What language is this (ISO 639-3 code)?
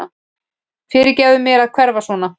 isl